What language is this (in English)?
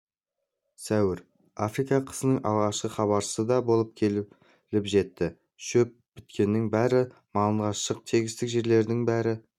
Kazakh